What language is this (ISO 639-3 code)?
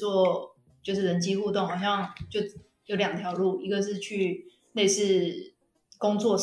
zho